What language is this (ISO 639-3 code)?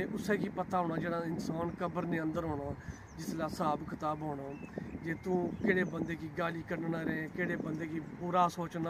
pan